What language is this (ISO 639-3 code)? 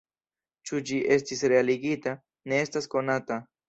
epo